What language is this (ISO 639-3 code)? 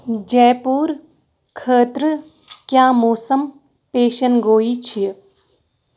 kas